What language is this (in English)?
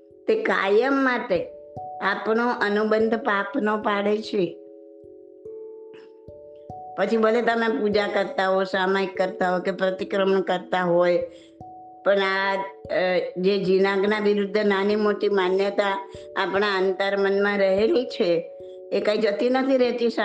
Gujarati